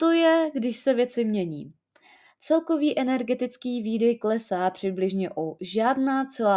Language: Czech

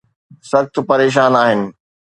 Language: Sindhi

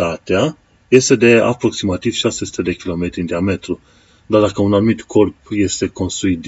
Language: Romanian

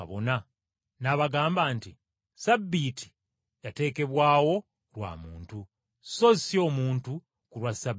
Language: Ganda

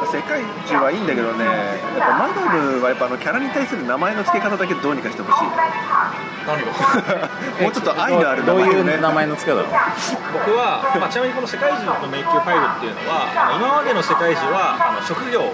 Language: Japanese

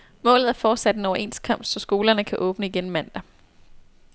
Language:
Danish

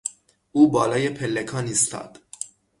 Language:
Persian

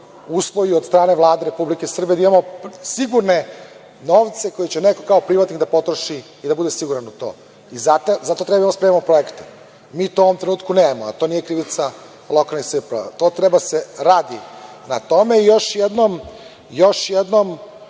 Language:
Serbian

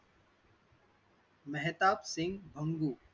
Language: Marathi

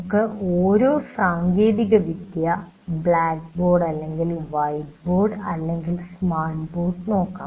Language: Malayalam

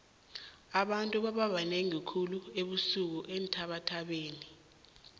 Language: South Ndebele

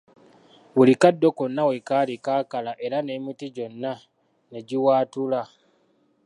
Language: Ganda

